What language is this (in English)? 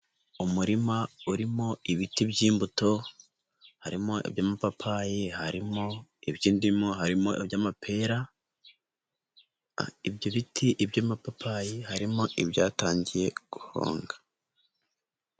Kinyarwanda